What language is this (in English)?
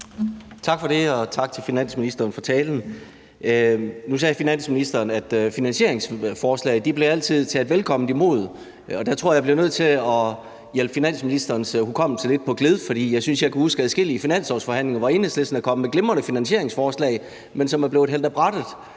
Danish